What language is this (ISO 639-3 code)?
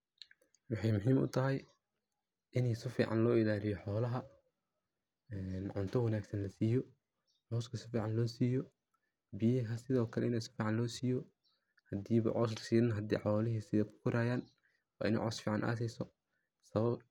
som